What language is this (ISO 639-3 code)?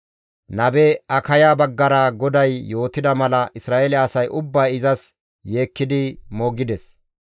gmv